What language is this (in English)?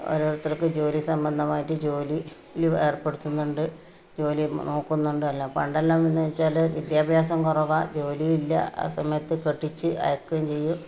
Malayalam